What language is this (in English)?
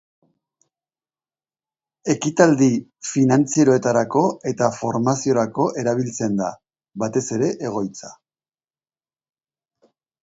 Basque